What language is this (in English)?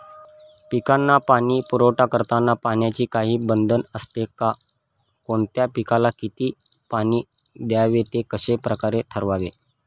Marathi